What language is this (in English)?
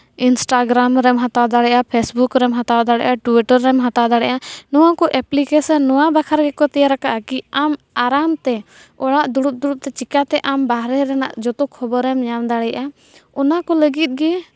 Santali